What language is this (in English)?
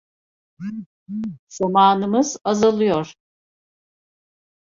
Turkish